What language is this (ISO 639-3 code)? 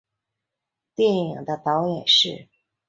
zho